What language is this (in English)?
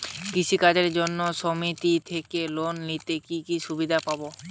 Bangla